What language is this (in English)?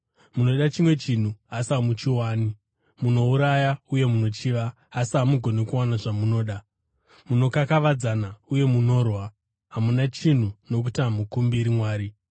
Shona